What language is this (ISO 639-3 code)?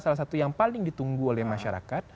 ind